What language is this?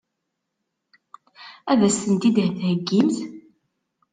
Kabyle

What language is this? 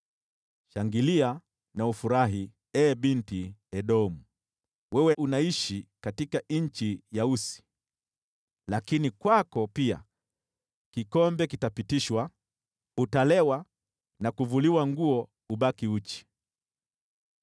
Swahili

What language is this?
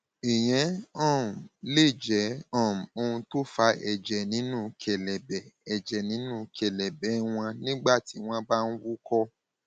Yoruba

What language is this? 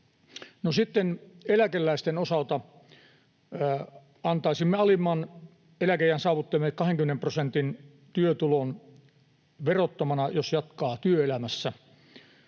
Finnish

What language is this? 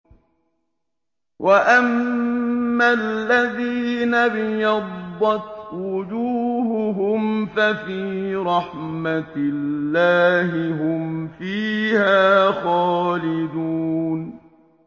Arabic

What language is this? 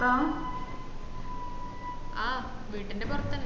Malayalam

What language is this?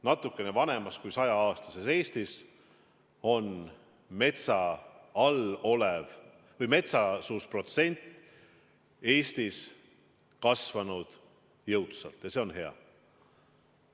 Estonian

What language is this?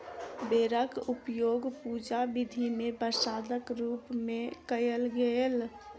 Maithili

